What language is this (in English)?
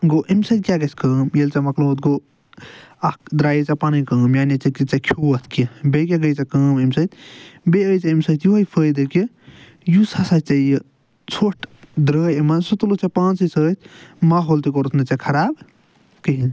Kashmiri